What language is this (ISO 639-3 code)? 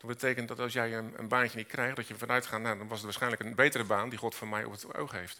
nld